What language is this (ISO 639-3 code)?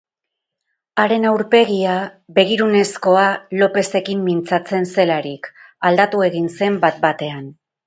eus